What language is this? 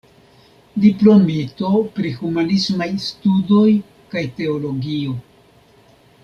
Esperanto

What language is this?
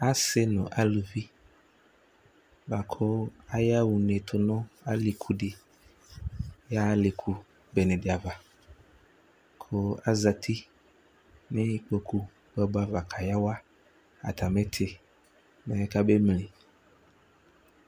Ikposo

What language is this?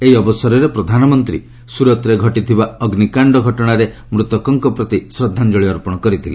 Odia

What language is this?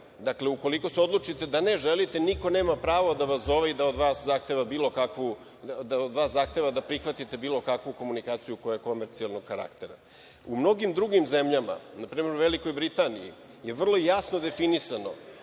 Serbian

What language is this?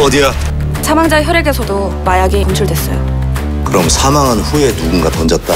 Korean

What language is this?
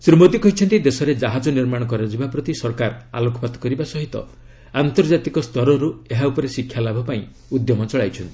Odia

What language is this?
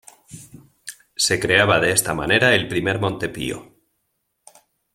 Spanish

